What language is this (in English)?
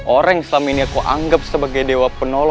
Indonesian